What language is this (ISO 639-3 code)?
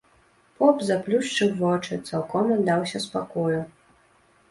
bel